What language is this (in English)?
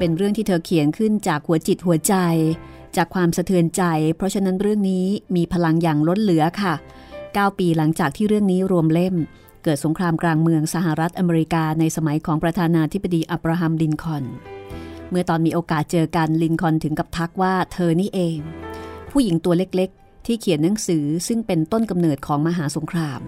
Thai